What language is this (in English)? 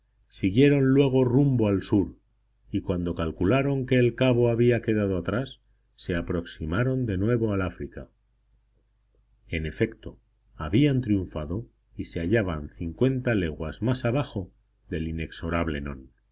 Spanish